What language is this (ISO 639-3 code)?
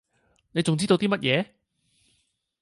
yue